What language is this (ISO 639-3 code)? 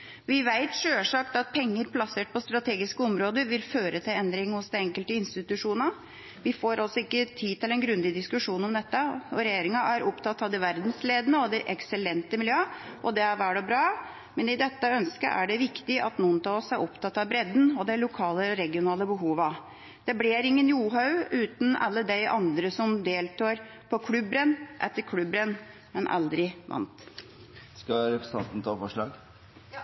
nor